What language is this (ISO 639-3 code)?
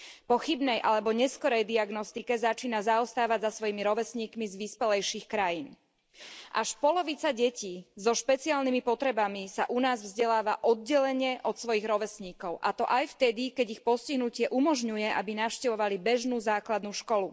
slk